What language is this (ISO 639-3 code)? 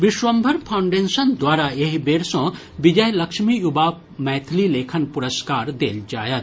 mai